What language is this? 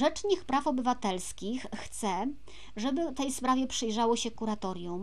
Polish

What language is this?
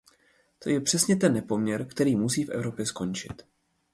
Czech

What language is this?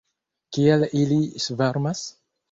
Esperanto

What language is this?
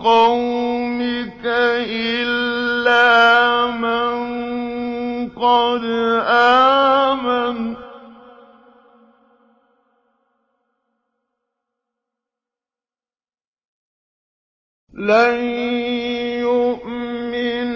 Arabic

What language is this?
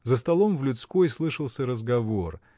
Russian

